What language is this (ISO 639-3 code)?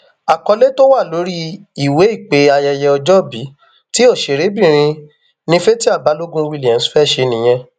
yor